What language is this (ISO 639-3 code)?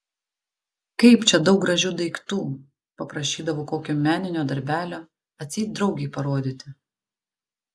lit